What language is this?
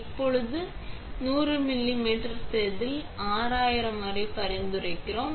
Tamil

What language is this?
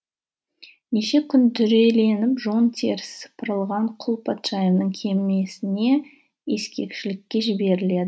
Kazakh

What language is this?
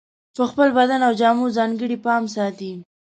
Pashto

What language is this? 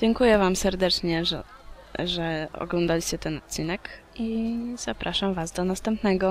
Polish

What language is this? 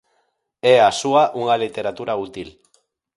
Galician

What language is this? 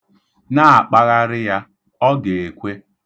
Igbo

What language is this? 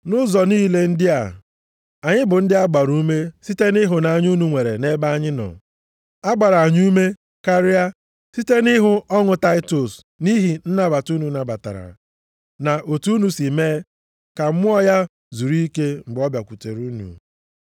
Igbo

